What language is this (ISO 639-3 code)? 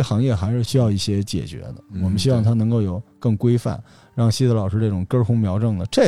zho